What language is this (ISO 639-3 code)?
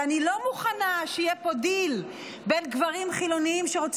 heb